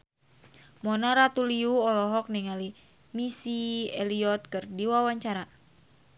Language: Sundanese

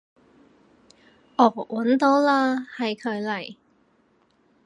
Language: Cantonese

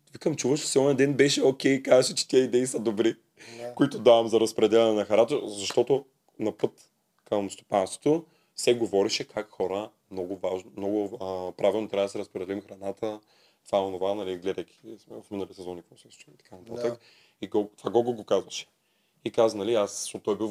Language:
Bulgarian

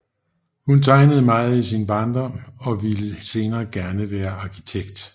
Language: Danish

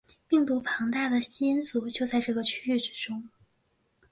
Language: Chinese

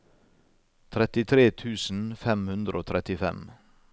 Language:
Norwegian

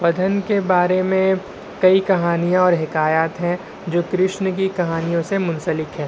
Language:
Urdu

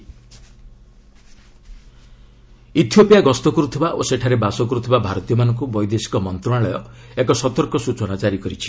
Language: Odia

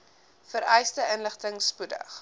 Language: Afrikaans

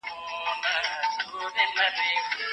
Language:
Pashto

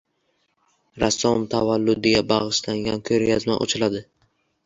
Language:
Uzbek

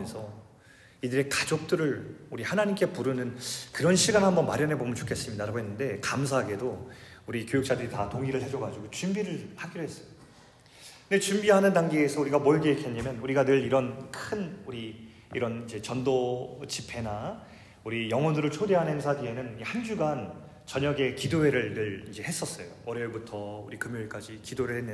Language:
Korean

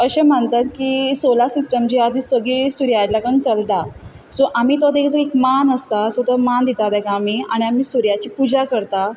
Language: Konkani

